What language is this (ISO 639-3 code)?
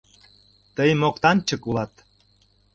chm